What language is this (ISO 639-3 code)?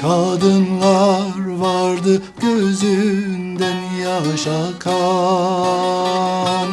tur